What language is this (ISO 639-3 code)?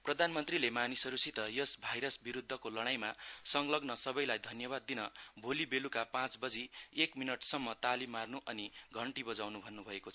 nep